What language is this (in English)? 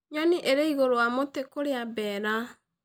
Kikuyu